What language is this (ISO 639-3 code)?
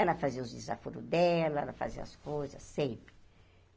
por